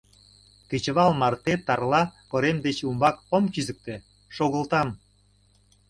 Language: Mari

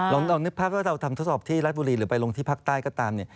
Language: Thai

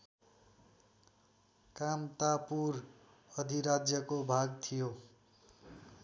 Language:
Nepali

